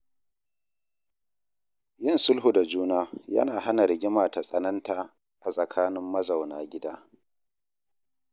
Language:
Hausa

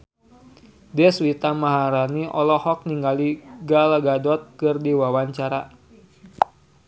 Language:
Sundanese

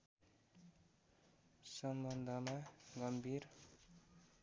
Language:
Nepali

